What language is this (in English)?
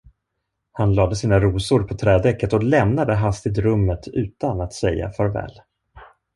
Swedish